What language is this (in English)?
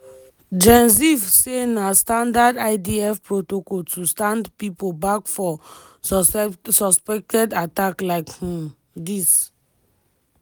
Nigerian Pidgin